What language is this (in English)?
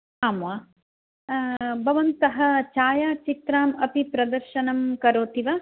Sanskrit